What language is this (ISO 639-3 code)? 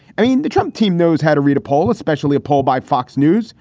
eng